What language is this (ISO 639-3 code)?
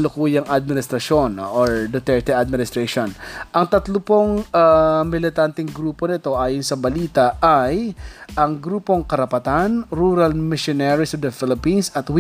fil